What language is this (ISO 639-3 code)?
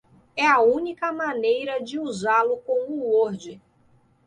por